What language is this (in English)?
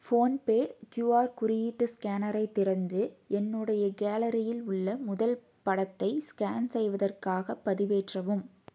Tamil